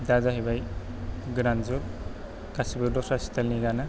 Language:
Bodo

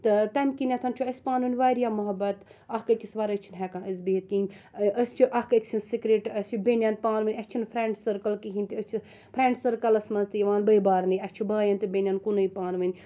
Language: Kashmiri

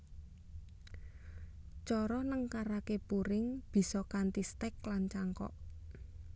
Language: Javanese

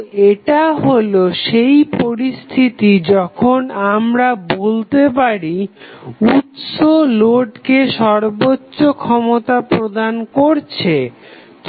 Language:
Bangla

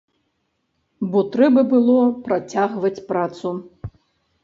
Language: Belarusian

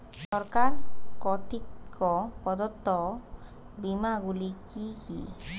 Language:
Bangla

